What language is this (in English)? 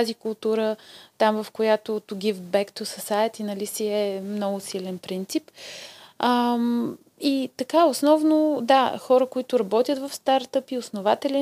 Bulgarian